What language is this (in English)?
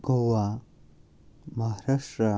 Kashmiri